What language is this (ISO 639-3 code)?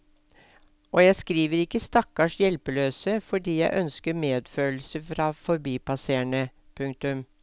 nor